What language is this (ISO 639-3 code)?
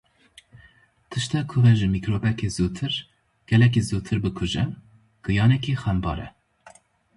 kur